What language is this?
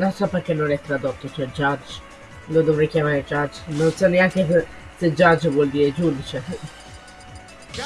Italian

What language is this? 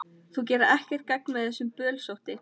Icelandic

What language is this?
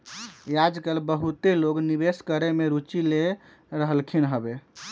Magahi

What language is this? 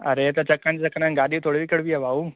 Sindhi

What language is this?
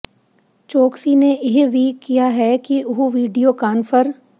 Punjabi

